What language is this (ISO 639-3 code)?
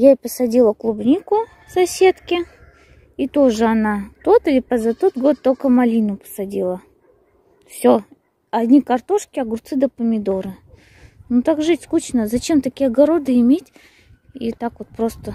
rus